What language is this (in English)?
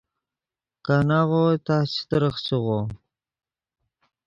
Yidgha